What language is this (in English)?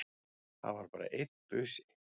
Icelandic